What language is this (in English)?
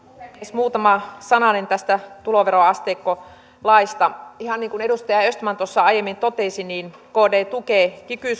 Finnish